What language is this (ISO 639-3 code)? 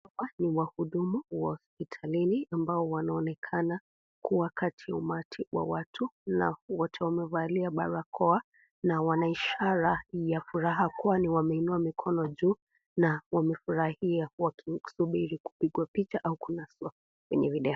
swa